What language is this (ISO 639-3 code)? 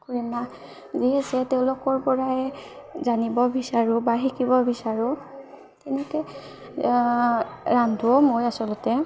asm